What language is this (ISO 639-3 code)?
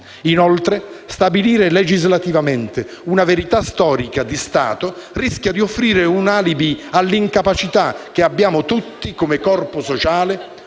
ita